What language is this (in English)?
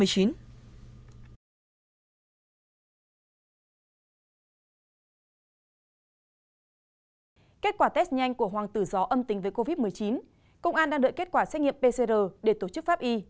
Vietnamese